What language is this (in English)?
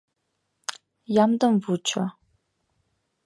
Mari